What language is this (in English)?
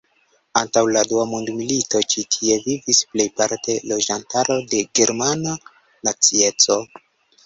Esperanto